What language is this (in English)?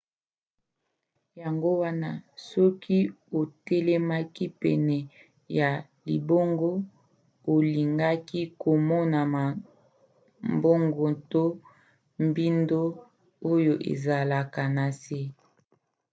Lingala